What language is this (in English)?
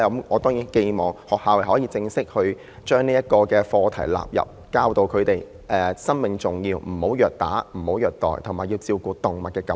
Cantonese